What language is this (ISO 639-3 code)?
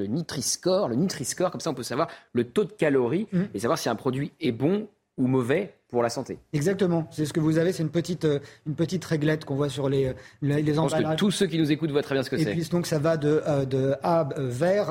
fra